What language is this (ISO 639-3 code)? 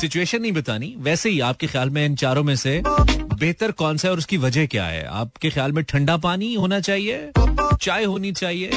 hin